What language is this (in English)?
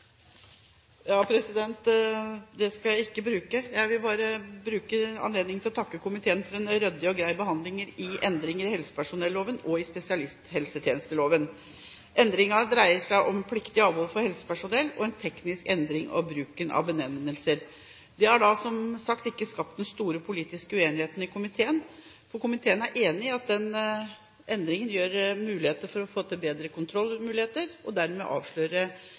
Norwegian Bokmål